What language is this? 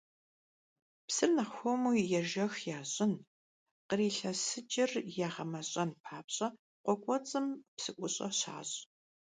Kabardian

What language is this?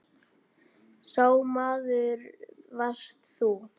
Icelandic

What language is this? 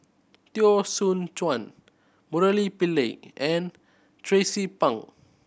English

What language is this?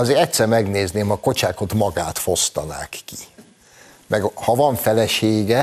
Hungarian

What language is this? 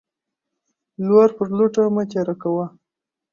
Pashto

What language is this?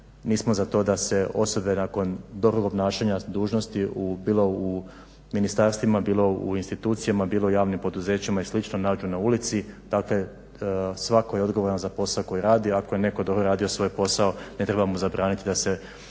Croatian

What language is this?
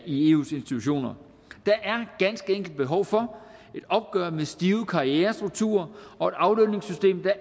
Danish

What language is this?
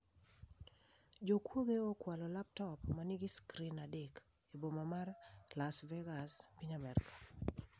Luo (Kenya and Tanzania)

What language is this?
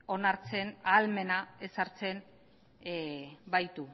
Basque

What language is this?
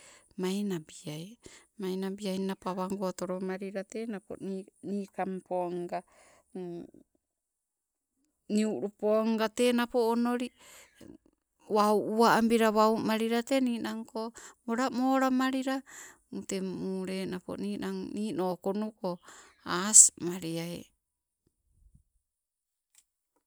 Sibe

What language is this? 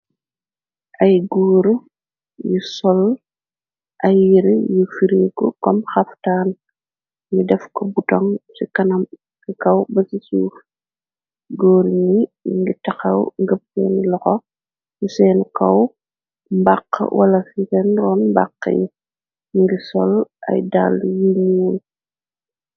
Wolof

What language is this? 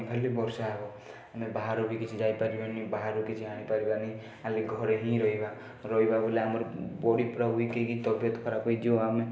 Odia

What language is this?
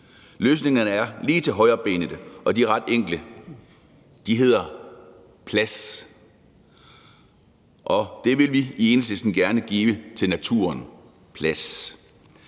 Danish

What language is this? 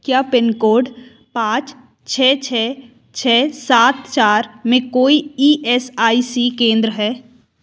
Hindi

